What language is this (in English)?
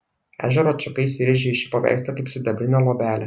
Lithuanian